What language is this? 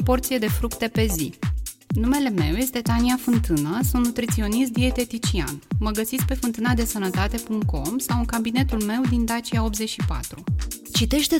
Romanian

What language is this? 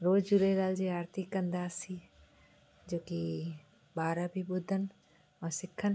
Sindhi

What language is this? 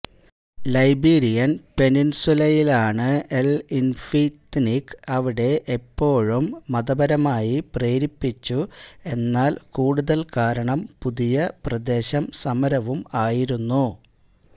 Malayalam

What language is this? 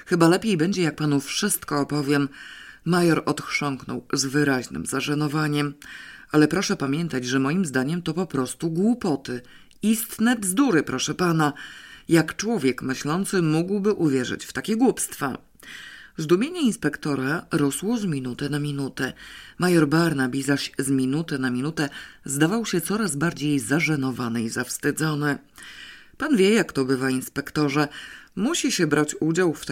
Polish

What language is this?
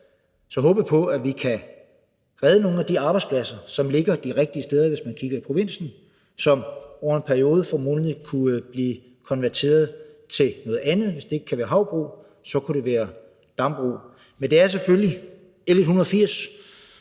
Danish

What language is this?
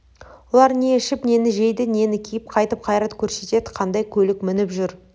Kazakh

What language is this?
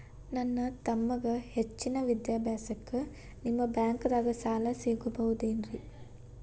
Kannada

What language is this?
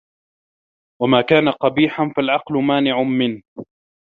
Arabic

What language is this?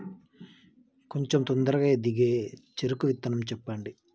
Telugu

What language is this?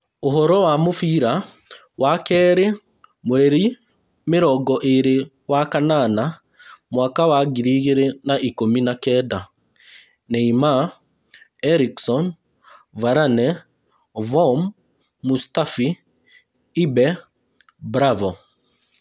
Kikuyu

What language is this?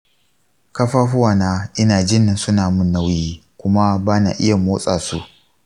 Hausa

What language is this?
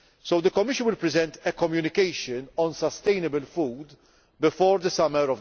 English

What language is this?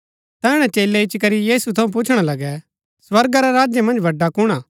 Gaddi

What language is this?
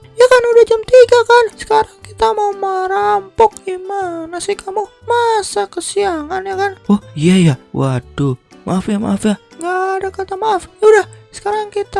Indonesian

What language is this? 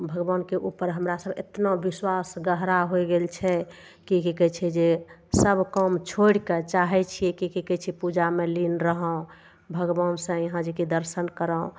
Maithili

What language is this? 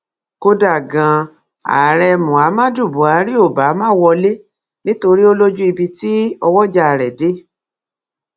Yoruba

